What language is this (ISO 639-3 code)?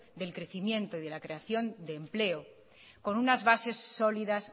spa